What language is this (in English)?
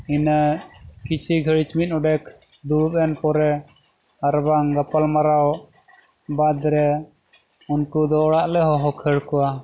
Santali